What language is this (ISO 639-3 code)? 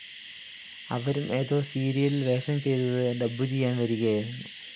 mal